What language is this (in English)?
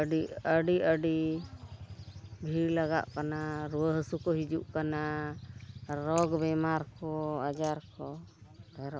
Santali